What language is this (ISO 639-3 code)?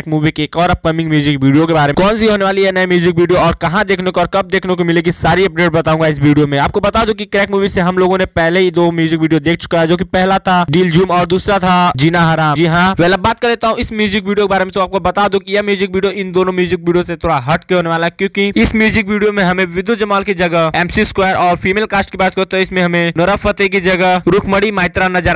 hin